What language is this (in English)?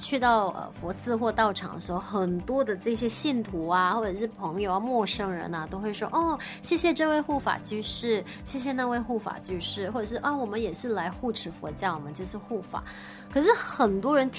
Chinese